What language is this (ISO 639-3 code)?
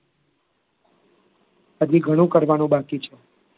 guj